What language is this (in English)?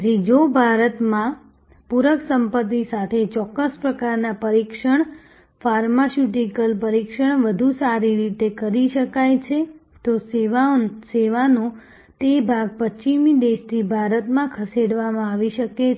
Gujarati